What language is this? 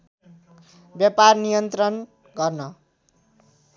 Nepali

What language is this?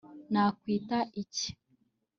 Kinyarwanda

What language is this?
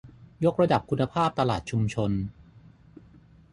Thai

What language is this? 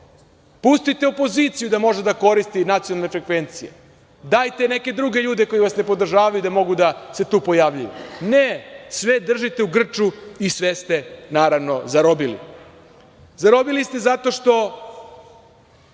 Serbian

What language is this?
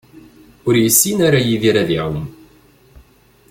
Kabyle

